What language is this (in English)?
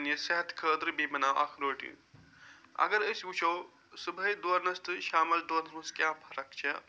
Kashmiri